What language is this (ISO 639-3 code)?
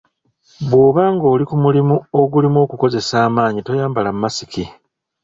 lug